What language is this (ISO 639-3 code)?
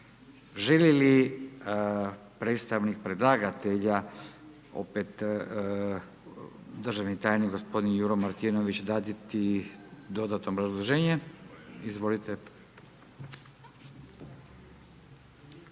hrv